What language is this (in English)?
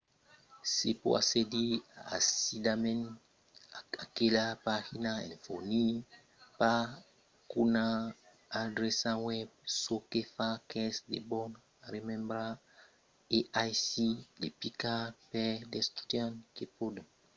Occitan